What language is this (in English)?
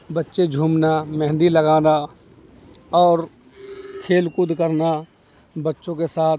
Urdu